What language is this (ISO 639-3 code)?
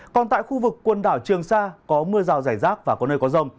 vie